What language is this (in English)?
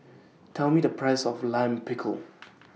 English